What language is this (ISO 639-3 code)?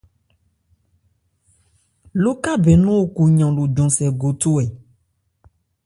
ebr